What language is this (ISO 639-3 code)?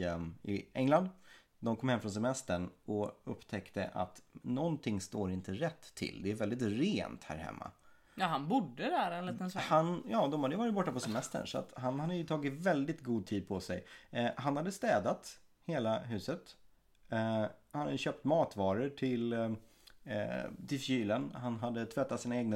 swe